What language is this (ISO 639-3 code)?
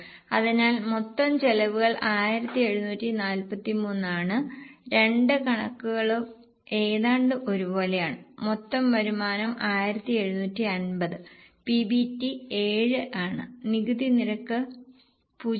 mal